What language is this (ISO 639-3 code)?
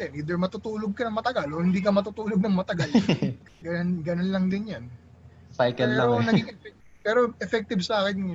fil